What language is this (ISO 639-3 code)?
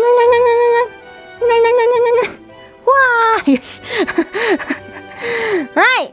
jpn